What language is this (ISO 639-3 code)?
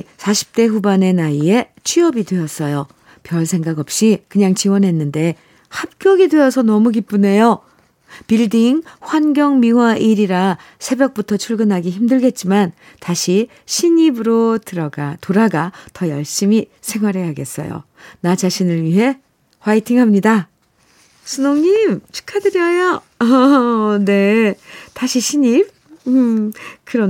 kor